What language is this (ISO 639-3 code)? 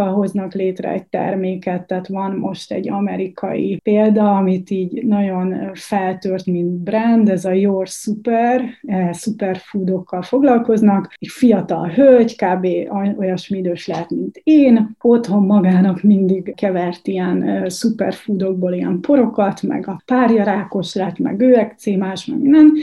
hun